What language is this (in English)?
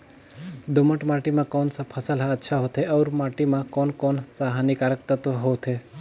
Chhattisgarhi